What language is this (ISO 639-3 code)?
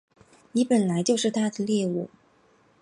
zho